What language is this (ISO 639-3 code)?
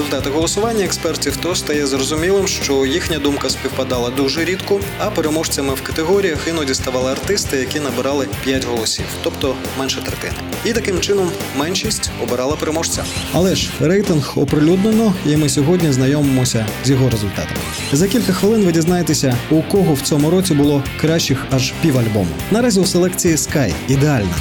ukr